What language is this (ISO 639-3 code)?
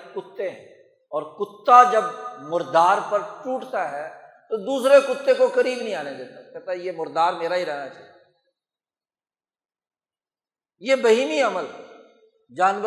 urd